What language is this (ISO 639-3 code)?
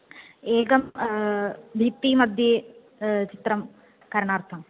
san